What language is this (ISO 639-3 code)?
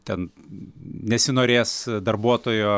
lit